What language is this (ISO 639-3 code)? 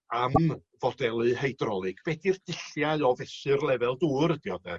cym